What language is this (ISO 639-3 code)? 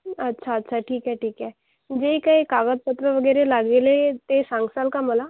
mar